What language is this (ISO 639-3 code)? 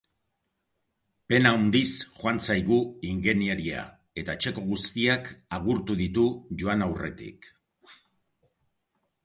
eus